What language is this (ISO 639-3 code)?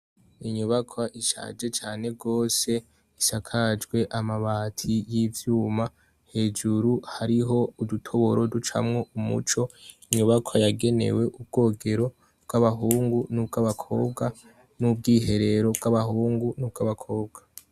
run